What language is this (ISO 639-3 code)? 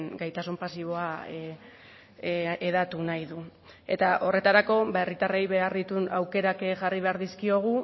eus